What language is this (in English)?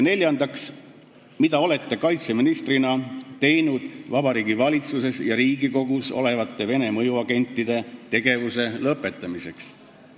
Estonian